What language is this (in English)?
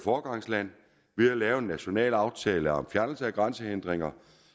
Danish